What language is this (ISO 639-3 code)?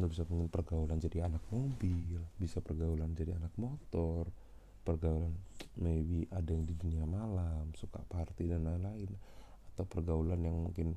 ind